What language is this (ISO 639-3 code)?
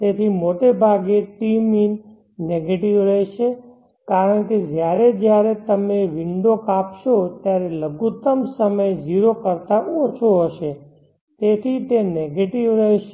guj